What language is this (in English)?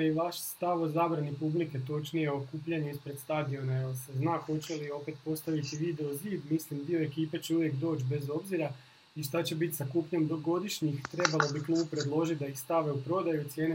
Croatian